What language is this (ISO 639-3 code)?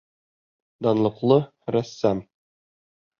bak